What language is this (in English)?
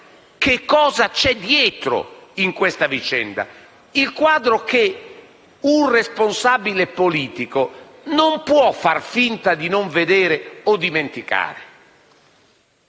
Italian